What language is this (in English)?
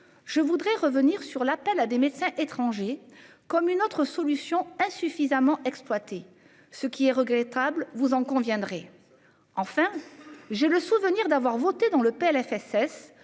French